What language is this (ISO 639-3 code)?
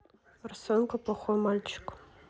rus